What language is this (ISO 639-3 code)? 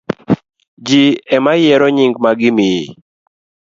luo